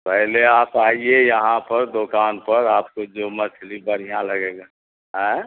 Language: Urdu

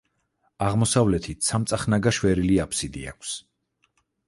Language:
Georgian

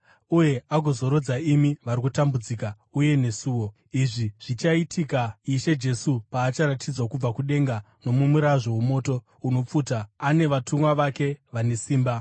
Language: Shona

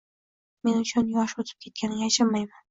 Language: Uzbek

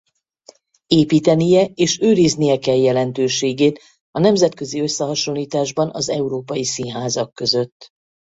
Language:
Hungarian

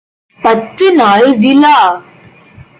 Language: Tamil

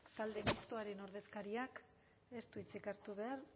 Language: Basque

